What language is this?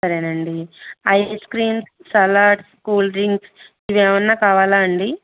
Telugu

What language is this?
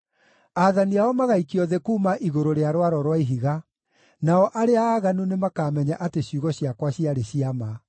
Kikuyu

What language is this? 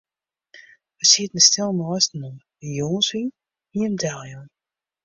Western Frisian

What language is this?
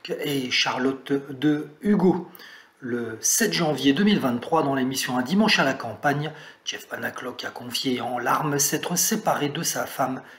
French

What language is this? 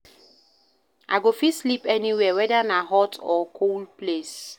Nigerian Pidgin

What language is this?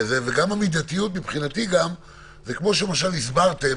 Hebrew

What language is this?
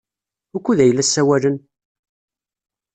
Kabyle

